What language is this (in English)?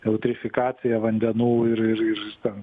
Lithuanian